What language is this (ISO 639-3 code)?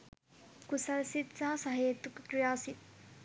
sin